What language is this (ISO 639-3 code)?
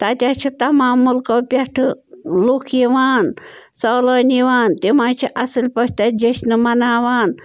kas